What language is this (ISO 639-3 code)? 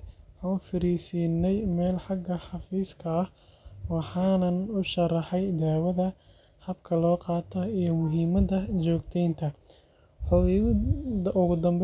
som